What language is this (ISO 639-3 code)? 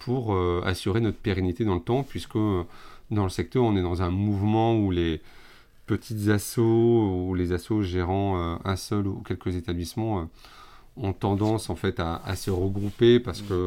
fra